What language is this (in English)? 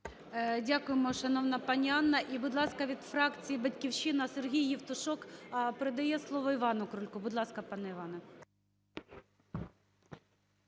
Ukrainian